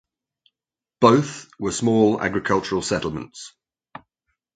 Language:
English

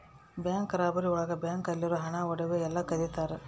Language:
Kannada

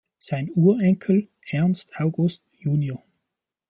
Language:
German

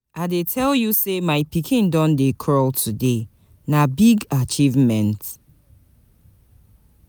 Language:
Nigerian Pidgin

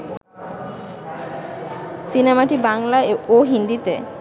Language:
Bangla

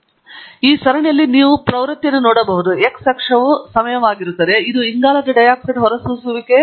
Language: Kannada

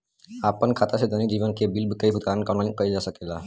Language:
Bhojpuri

